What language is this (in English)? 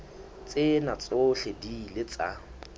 Southern Sotho